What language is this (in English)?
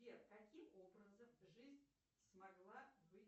Russian